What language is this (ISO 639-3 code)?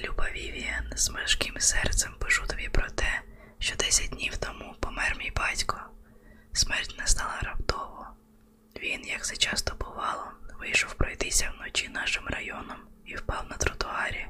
ukr